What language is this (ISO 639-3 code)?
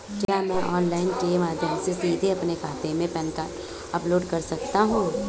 hin